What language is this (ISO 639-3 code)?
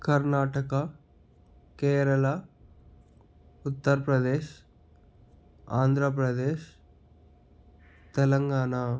tel